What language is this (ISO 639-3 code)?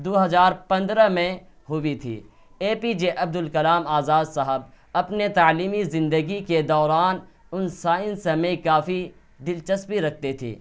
urd